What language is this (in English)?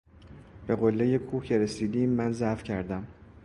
Persian